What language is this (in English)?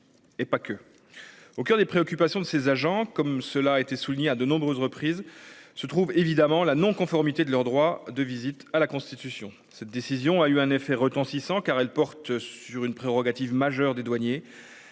French